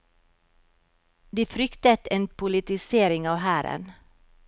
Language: Norwegian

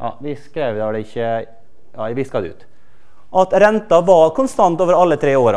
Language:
Norwegian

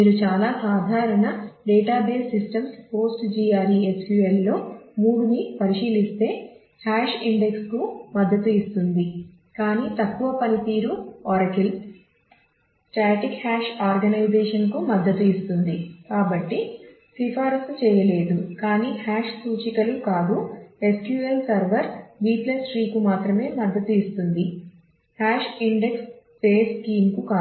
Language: Telugu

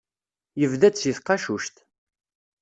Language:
Kabyle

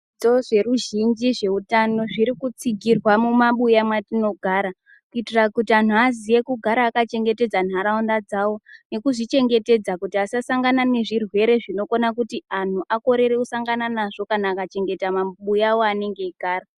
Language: Ndau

